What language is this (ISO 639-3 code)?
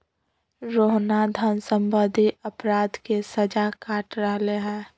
mag